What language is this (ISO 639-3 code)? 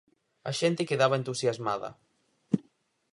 glg